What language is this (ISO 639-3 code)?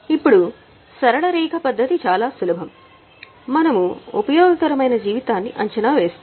tel